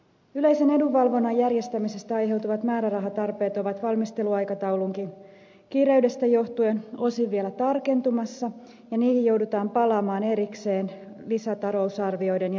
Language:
Finnish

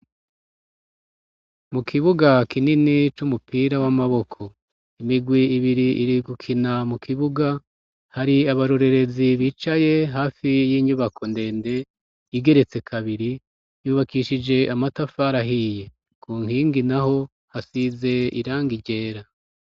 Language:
Rundi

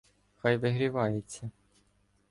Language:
Ukrainian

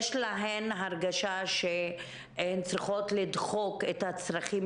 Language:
Hebrew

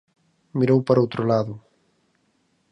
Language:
Galician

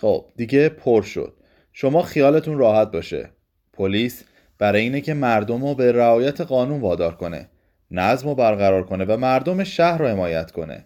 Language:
Persian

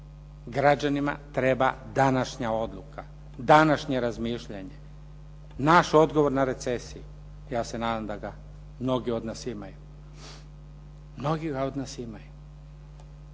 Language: Croatian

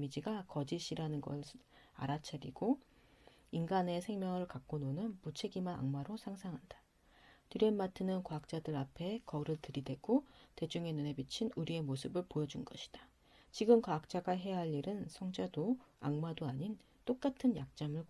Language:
Korean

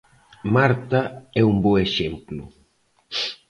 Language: Galician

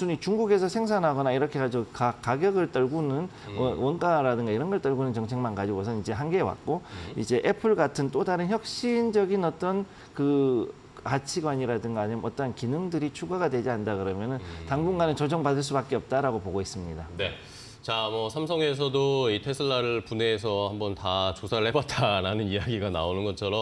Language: Korean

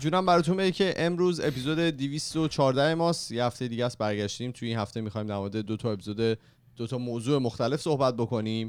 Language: Persian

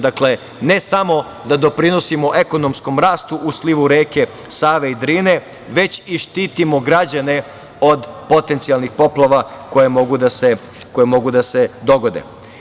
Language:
Serbian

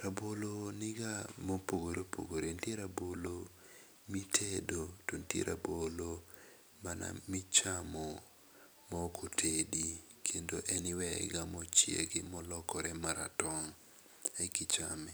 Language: Luo (Kenya and Tanzania)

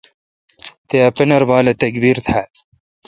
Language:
Kalkoti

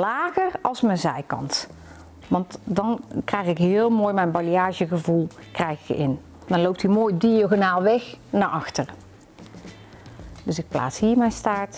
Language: Dutch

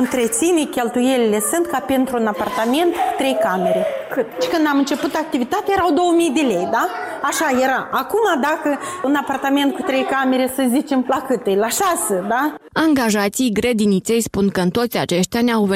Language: Romanian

